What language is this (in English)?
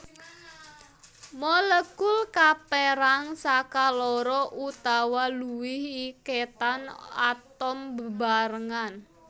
Javanese